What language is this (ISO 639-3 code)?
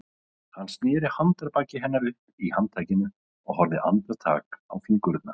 isl